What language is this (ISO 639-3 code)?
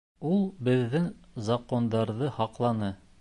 bak